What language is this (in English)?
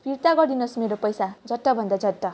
Nepali